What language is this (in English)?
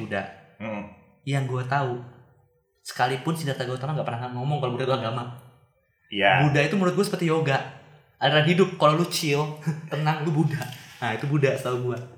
Indonesian